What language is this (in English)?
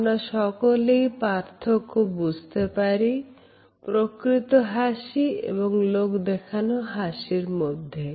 Bangla